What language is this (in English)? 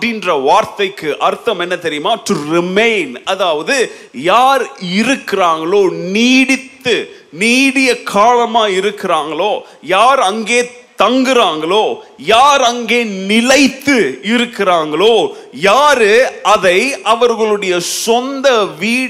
Tamil